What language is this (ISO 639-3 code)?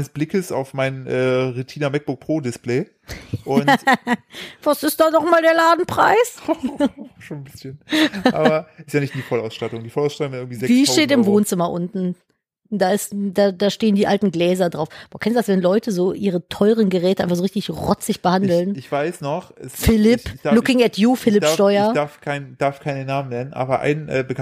deu